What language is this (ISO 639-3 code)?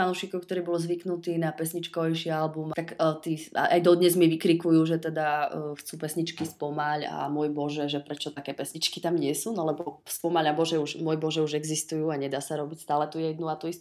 ces